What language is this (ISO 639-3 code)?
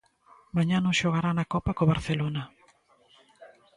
glg